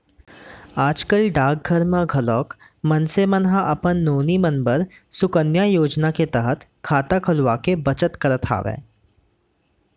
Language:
Chhattisgarhi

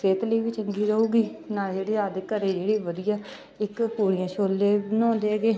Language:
Punjabi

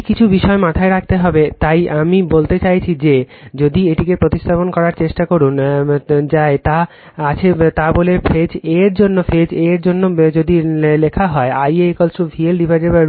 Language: Bangla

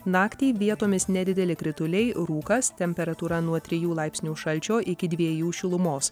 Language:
Lithuanian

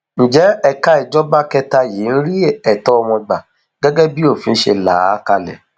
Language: Yoruba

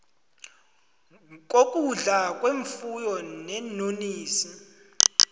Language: South Ndebele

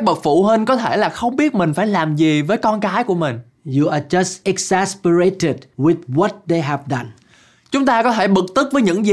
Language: Vietnamese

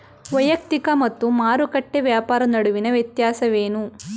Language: Kannada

